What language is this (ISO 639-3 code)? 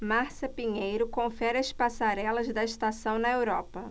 por